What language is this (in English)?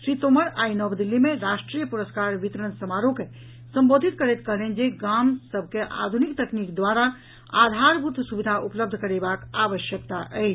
Maithili